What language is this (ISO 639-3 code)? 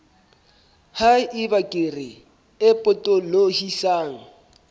sot